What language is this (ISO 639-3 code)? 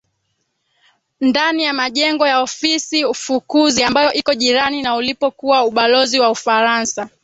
swa